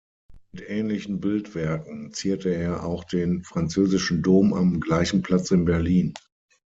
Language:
German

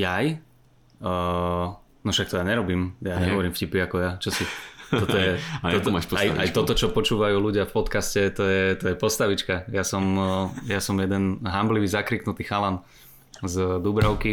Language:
Slovak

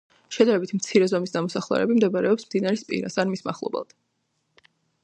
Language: Georgian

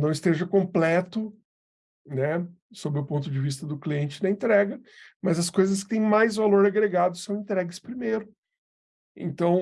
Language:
Portuguese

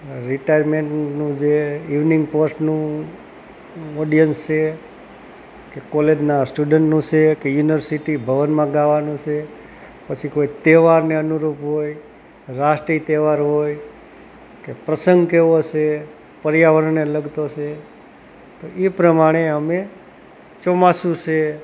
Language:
Gujarati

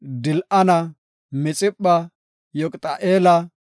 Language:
Gofa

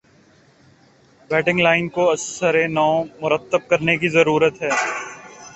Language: Urdu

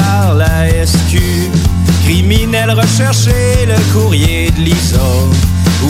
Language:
French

